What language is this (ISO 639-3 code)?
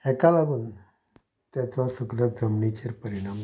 kok